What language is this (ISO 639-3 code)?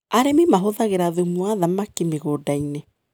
kik